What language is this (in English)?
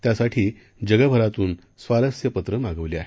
Marathi